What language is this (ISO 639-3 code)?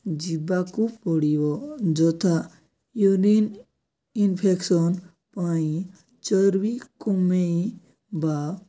ori